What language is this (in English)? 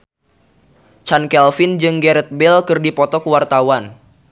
Sundanese